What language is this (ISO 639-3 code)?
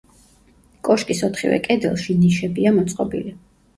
kat